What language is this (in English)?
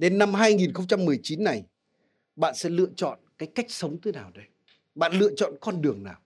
Vietnamese